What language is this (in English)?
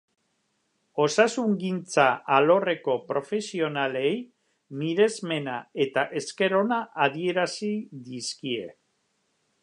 Basque